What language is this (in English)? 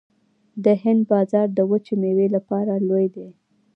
Pashto